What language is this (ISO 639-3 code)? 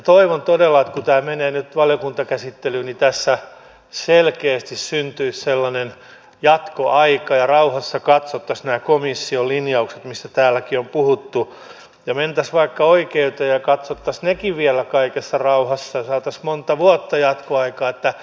fin